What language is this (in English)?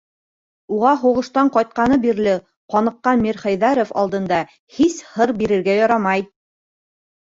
Bashkir